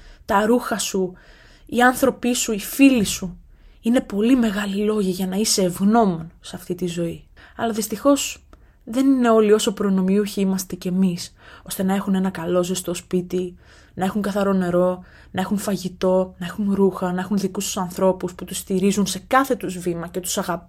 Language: Greek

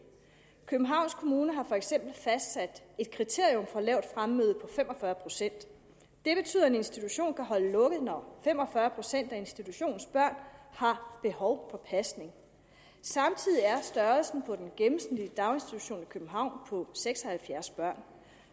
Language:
Danish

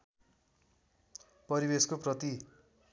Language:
Nepali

